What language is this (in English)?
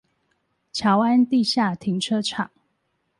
Chinese